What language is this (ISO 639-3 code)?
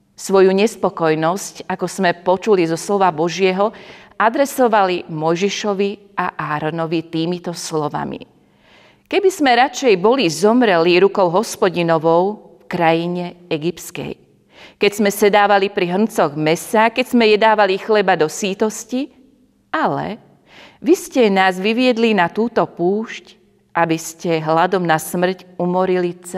slk